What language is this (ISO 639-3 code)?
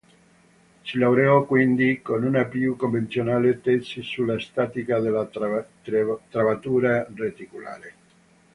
ita